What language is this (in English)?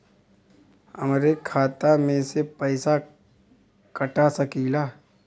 Bhojpuri